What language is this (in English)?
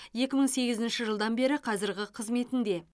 Kazakh